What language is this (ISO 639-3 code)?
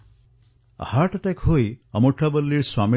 asm